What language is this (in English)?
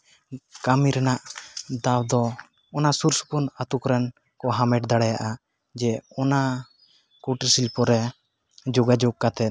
Santali